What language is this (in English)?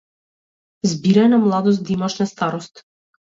Macedonian